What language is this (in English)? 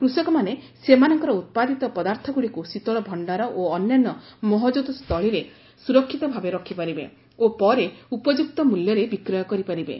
Odia